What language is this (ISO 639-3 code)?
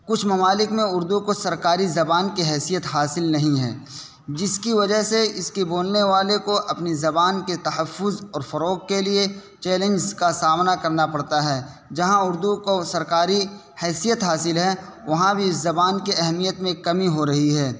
urd